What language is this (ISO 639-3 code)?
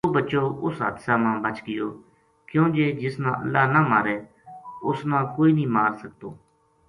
gju